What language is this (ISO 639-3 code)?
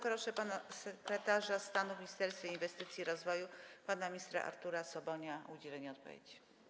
pol